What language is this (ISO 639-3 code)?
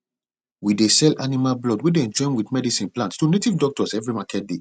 pcm